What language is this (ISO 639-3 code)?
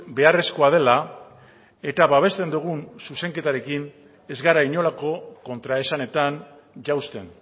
eus